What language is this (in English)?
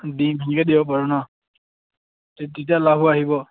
Assamese